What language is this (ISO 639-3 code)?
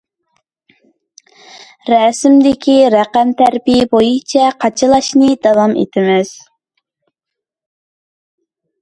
uig